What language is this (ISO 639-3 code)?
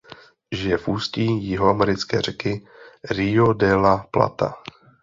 ces